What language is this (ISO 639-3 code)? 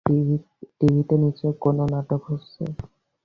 ben